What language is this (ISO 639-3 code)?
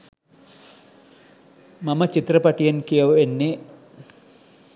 sin